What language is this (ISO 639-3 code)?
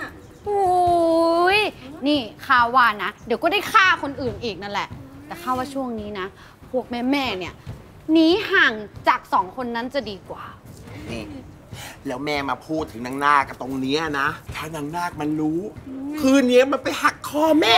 tha